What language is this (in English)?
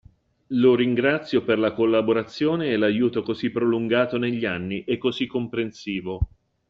Italian